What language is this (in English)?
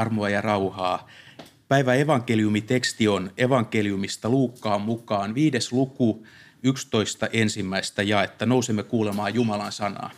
Finnish